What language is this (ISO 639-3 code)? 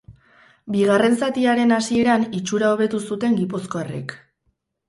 eus